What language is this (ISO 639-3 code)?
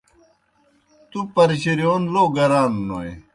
plk